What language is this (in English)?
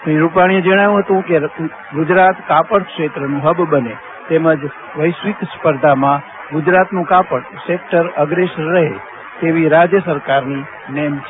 Gujarati